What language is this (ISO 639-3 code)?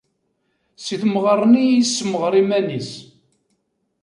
kab